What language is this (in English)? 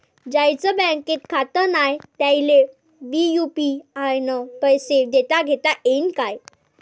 Marathi